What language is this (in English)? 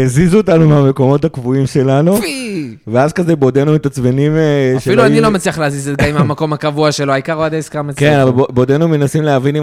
Hebrew